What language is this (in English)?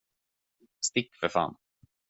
Swedish